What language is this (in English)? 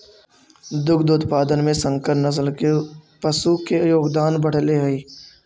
Magahi